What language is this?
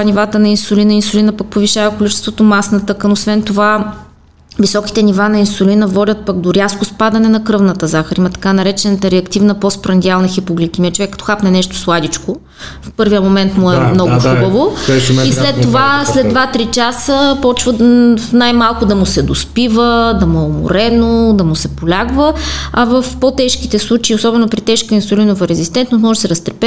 Bulgarian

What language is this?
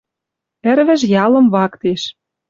Western Mari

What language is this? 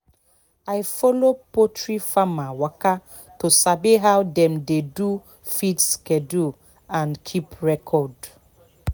Nigerian Pidgin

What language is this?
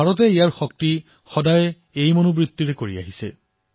Assamese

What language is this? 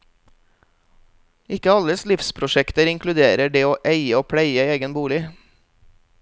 Norwegian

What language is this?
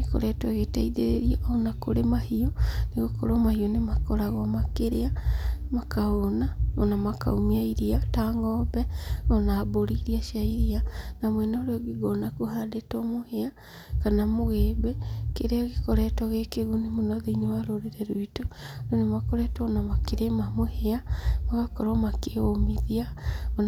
Kikuyu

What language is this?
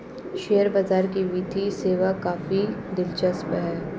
Hindi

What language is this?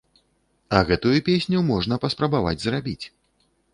Belarusian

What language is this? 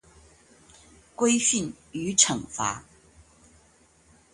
Chinese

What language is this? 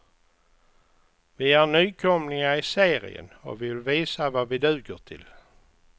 Swedish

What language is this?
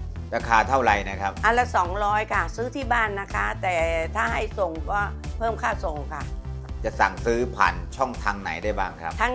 Thai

